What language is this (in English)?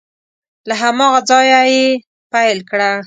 Pashto